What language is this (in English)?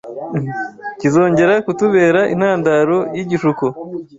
Kinyarwanda